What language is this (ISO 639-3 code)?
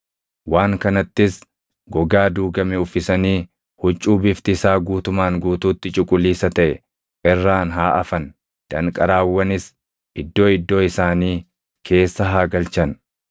orm